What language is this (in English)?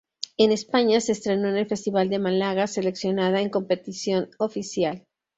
Spanish